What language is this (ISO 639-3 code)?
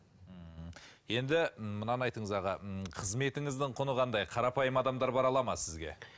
kaz